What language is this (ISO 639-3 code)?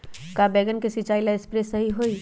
mag